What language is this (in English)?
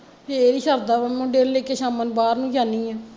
Punjabi